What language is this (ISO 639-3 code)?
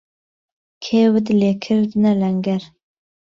ckb